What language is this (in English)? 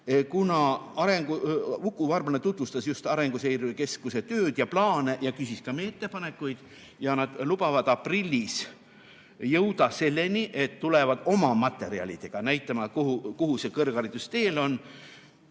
Estonian